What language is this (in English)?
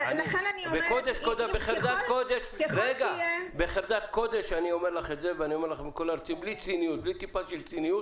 Hebrew